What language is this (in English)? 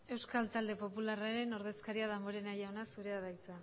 Basque